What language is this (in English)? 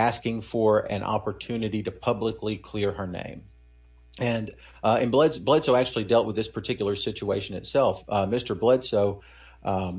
English